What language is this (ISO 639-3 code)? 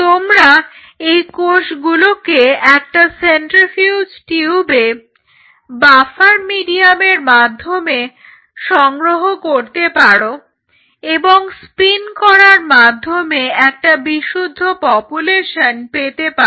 ben